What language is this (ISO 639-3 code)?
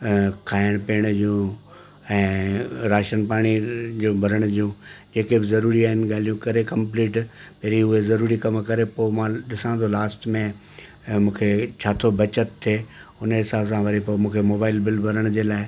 snd